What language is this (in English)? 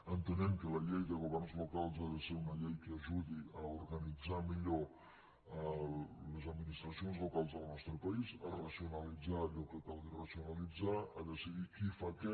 Catalan